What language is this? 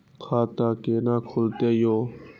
Maithili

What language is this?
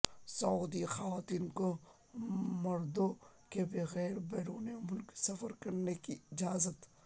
Urdu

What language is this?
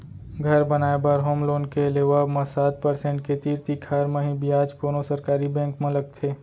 Chhattisgarhi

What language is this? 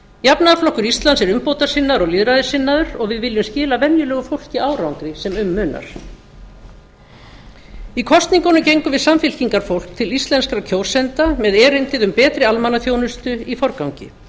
Icelandic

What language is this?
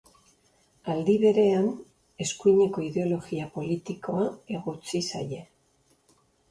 Basque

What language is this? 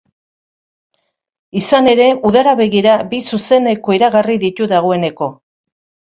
Basque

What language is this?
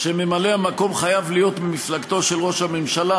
Hebrew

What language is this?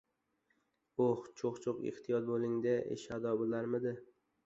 Uzbek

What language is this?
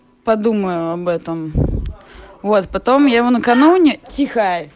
Russian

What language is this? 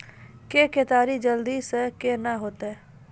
Maithili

